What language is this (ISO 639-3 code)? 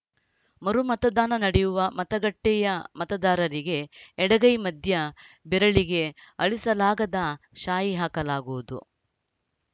kan